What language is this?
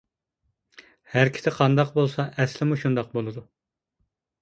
Uyghur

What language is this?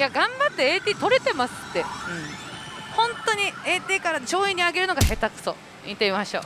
Japanese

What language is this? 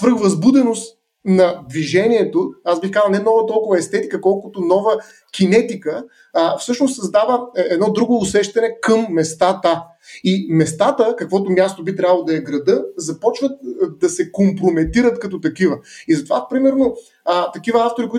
Bulgarian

